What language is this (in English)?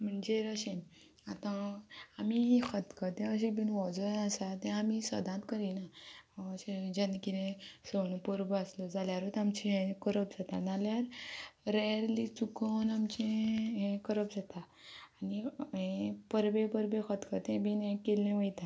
Konkani